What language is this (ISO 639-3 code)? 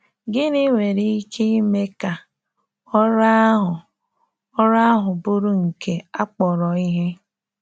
ibo